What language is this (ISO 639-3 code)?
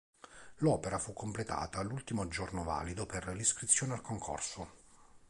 ita